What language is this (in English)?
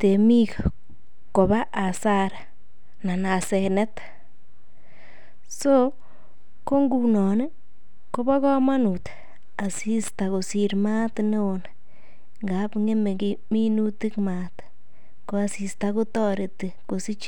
Kalenjin